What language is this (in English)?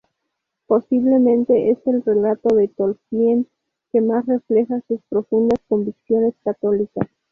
Spanish